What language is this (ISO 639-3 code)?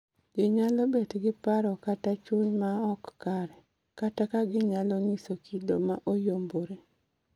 luo